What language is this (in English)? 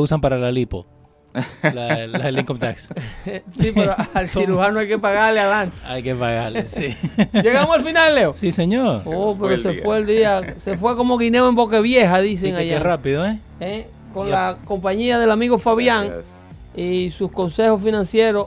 Spanish